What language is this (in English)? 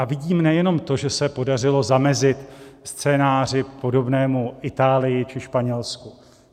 Czech